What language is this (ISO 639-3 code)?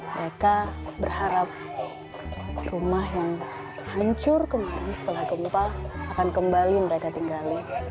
ind